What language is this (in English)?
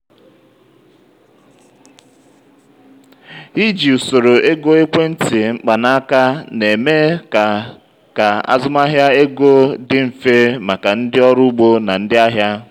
Igbo